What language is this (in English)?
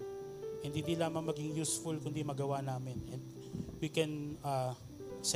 Filipino